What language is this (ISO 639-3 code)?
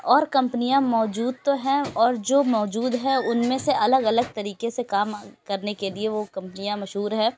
urd